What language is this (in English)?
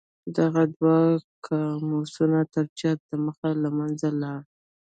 Pashto